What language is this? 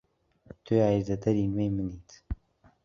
Central Kurdish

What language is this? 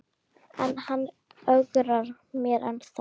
Icelandic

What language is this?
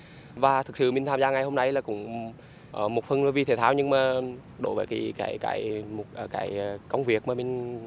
Vietnamese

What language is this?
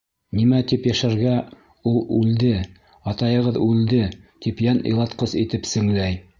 Bashkir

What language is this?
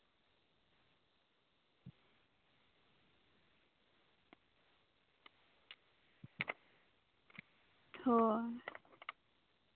Santali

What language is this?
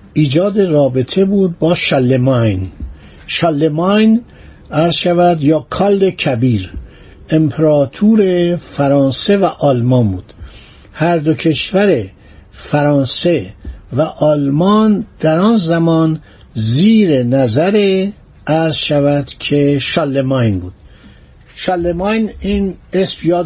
Persian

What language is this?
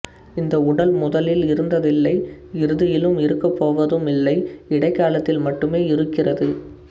Tamil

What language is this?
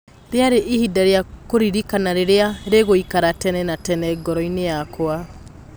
Kikuyu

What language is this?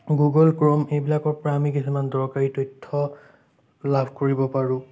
Assamese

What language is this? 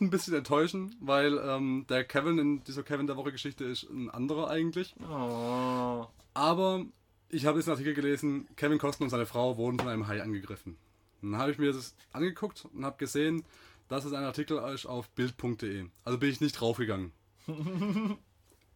German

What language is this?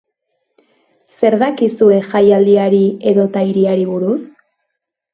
Basque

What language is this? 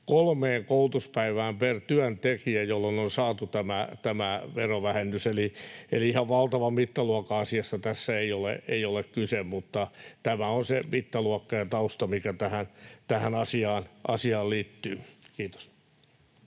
Finnish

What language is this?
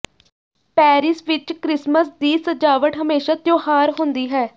Punjabi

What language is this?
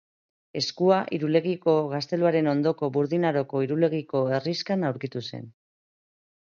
Basque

